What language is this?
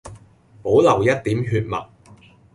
Cantonese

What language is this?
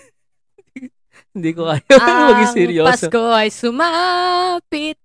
Filipino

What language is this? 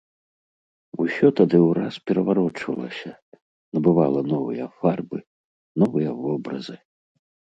Belarusian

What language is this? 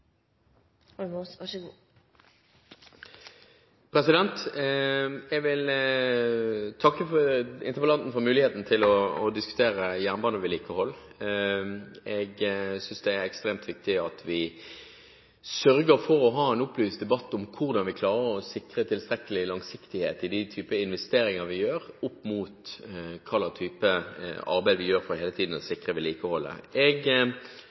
Norwegian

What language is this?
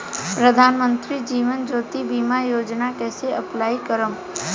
Bhojpuri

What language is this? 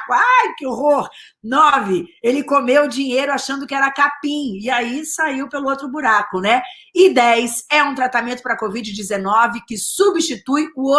Portuguese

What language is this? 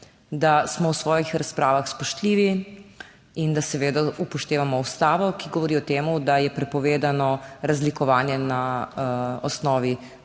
Slovenian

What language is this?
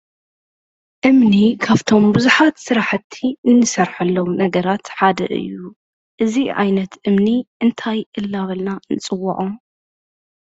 Tigrinya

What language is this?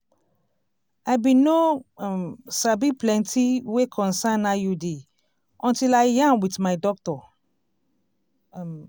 Nigerian Pidgin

